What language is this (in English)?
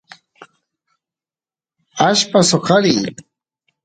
Santiago del Estero Quichua